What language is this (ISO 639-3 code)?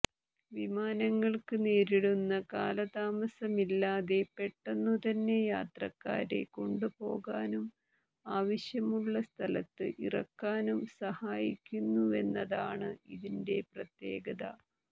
mal